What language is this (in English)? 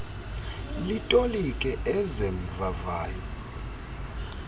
Xhosa